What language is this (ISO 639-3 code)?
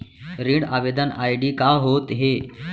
hne